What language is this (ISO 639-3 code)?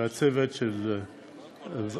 heb